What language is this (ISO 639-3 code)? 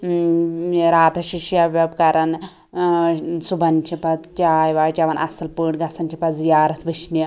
kas